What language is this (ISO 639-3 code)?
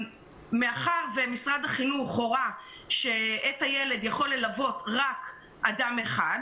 heb